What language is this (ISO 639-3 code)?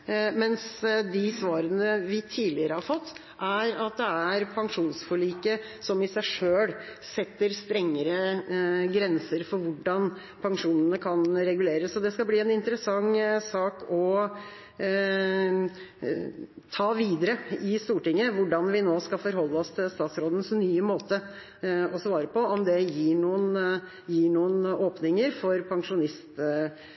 nob